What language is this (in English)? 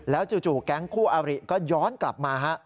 Thai